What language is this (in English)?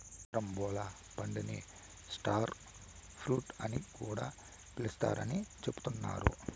Telugu